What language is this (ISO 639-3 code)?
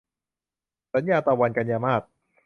tha